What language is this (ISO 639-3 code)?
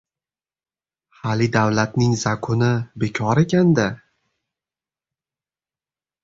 uzb